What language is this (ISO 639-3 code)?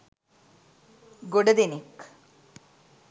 sin